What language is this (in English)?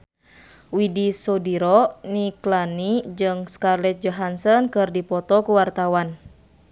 Sundanese